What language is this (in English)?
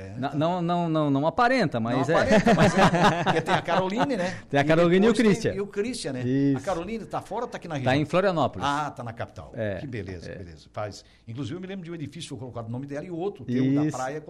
Portuguese